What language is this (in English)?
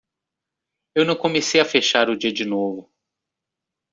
Portuguese